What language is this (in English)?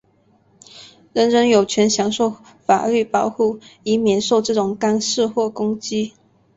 Chinese